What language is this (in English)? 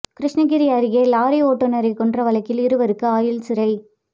Tamil